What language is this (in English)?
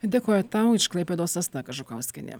Lithuanian